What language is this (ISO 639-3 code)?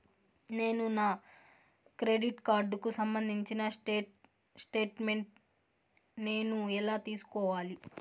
tel